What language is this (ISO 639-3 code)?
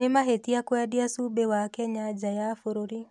kik